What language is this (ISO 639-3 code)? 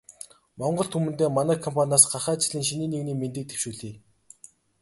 mon